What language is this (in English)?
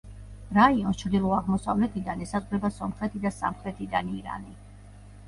Georgian